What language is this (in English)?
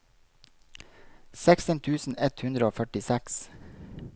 Norwegian